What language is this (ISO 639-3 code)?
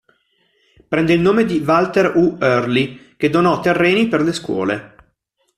ita